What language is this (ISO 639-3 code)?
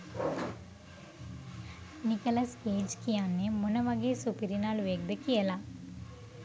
sin